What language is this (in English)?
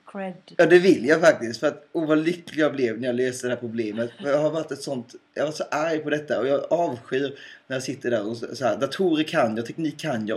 Swedish